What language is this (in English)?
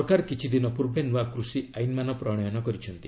Odia